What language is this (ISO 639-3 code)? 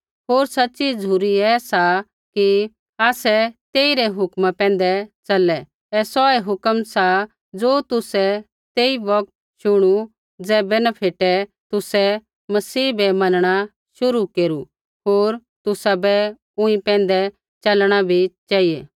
kfx